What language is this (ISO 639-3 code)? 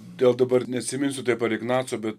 lit